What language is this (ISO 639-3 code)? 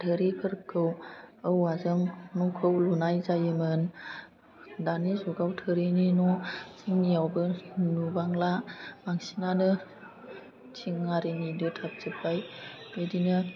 brx